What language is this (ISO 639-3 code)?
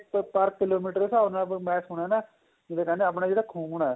pan